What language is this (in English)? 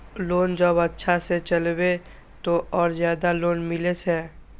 Maithili